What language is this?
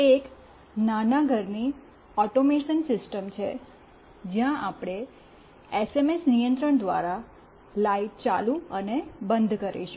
Gujarati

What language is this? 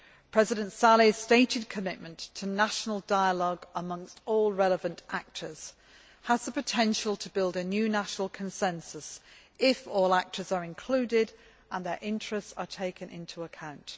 English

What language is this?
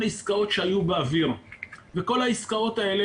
Hebrew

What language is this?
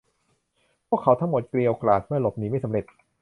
Thai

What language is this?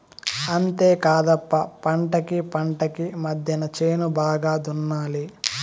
Telugu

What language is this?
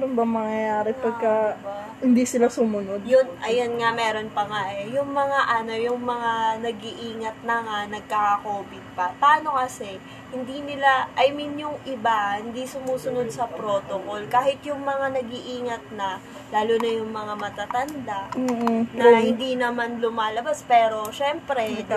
Filipino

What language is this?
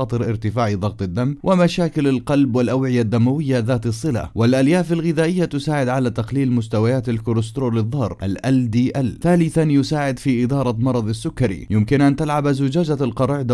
Arabic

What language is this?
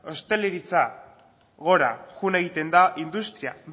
Basque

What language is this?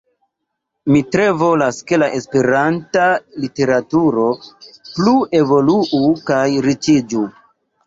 Esperanto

